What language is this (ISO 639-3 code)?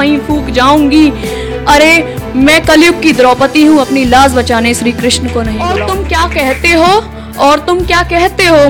hin